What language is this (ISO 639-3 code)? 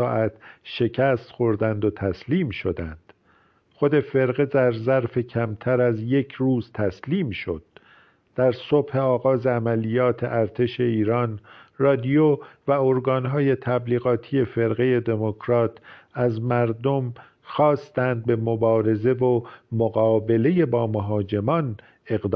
fas